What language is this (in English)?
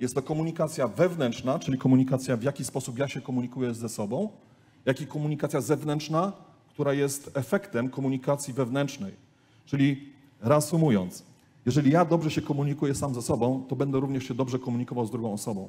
Polish